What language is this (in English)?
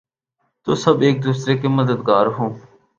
Urdu